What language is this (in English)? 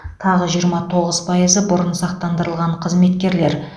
Kazakh